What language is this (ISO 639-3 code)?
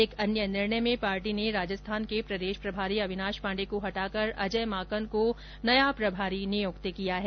hin